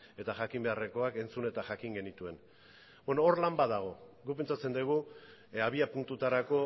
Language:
Basque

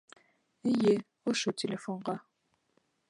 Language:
Bashkir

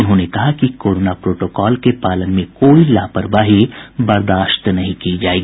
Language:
Hindi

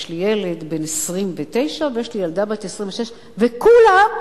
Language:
Hebrew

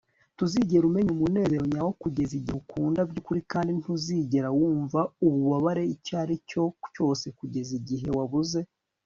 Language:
Kinyarwanda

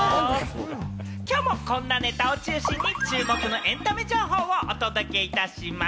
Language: Japanese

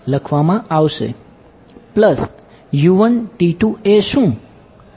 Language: Gujarati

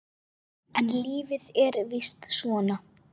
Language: Icelandic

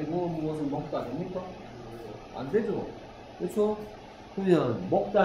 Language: Korean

